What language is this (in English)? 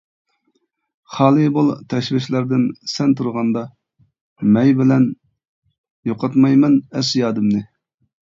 Uyghur